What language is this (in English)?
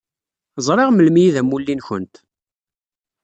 Kabyle